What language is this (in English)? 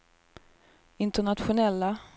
Swedish